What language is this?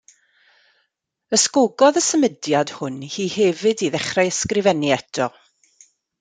Welsh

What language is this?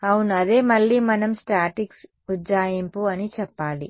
Telugu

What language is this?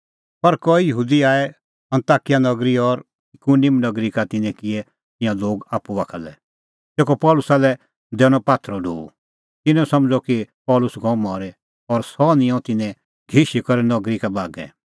Kullu Pahari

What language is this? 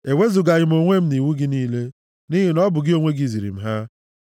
Igbo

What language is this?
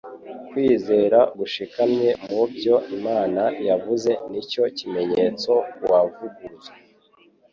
Kinyarwanda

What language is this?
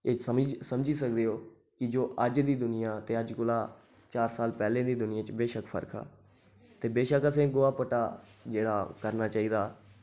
Dogri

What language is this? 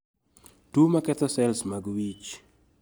Luo (Kenya and Tanzania)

